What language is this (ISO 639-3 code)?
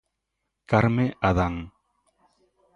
glg